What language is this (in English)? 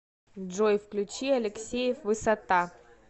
Russian